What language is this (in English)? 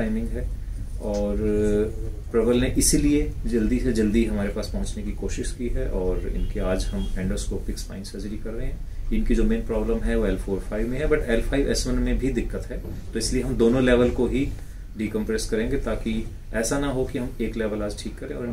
Hindi